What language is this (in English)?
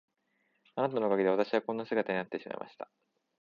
Japanese